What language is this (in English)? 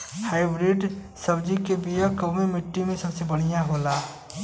Bhojpuri